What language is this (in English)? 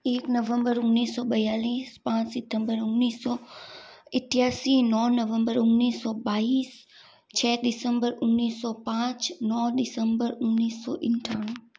Hindi